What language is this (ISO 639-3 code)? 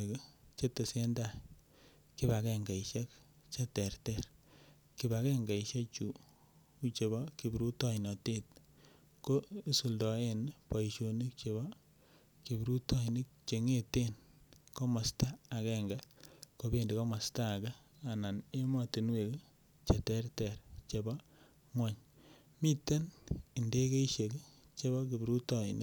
kln